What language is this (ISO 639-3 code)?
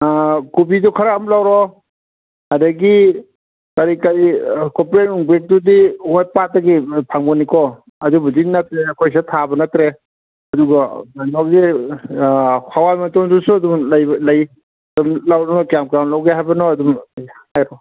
mni